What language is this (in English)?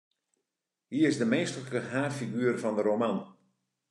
Western Frisian